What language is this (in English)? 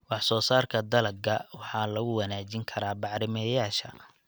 Somali